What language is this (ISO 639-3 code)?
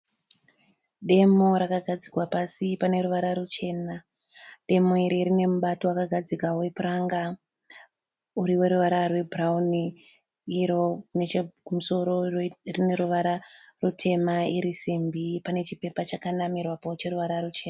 sna